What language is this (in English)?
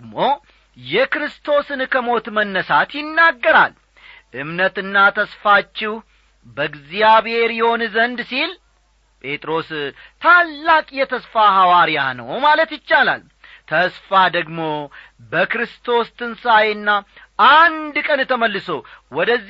Amharic